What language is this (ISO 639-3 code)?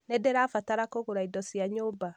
kik